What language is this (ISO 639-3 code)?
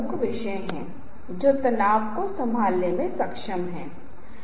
hin